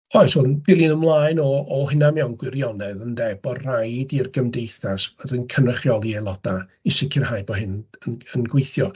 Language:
Welsh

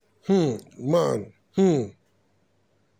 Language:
Nigerian Pidgin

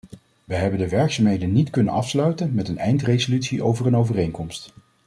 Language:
Dutch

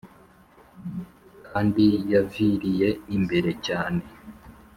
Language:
Kinyarwanda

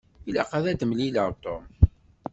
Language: Kabyle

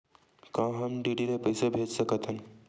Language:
Chhattisgarhi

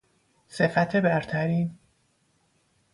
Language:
Persian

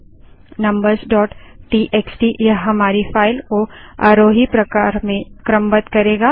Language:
Hindi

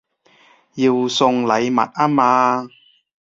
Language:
Cantonese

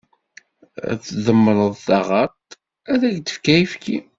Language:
Kabyle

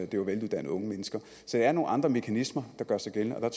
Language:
Danish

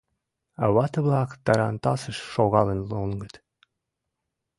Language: Mari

